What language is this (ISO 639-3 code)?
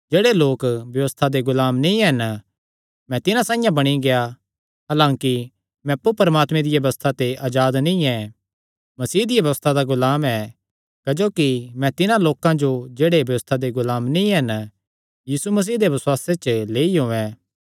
xnr